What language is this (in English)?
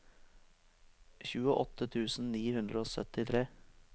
Norwegian